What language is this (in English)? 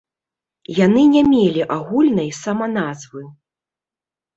Belarusian